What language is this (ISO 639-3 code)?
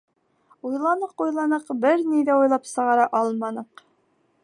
bak